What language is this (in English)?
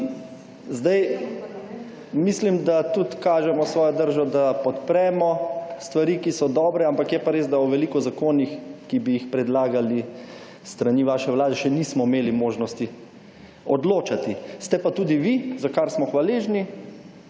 Slovenian